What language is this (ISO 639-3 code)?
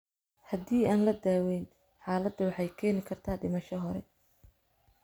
som